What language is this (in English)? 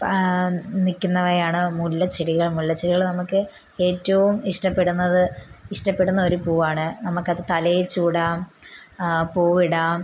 Malayalam